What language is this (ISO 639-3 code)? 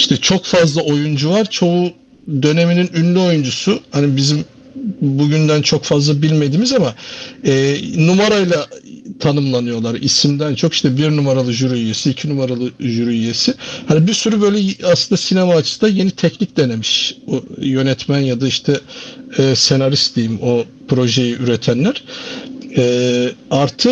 tur